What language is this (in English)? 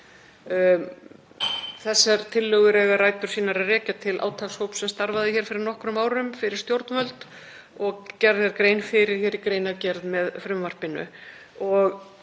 Icelandic